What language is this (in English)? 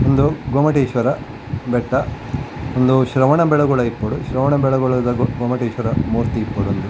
Tulu